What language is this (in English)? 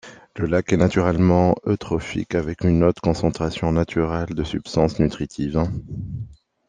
French